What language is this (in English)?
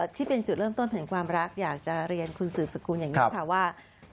Thai